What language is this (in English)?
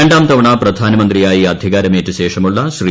Malayalam